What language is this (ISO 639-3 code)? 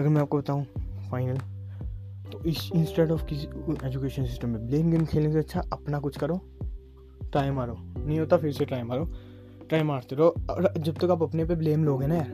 hin